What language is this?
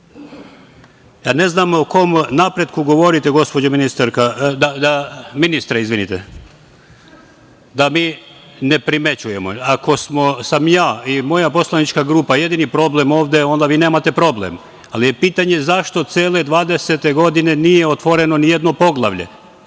Serbian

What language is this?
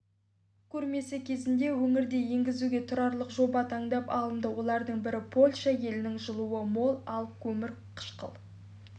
Kazakh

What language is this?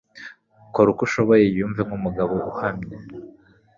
Kinyarwanda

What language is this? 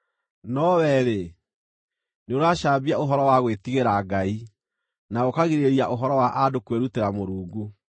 Kikuyu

